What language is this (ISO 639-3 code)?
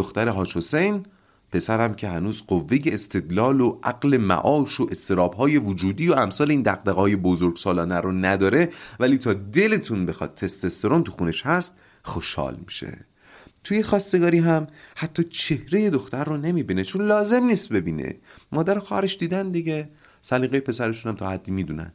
fas